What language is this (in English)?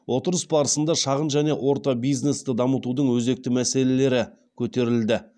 Kazakh